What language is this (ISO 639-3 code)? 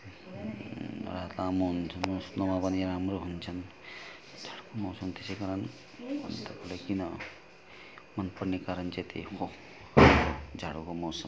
nep